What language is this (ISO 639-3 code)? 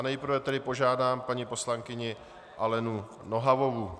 ces